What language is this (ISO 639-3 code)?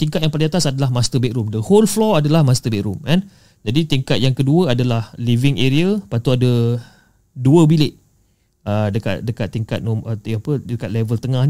msa